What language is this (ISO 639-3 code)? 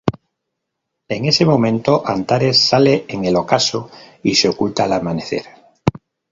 spa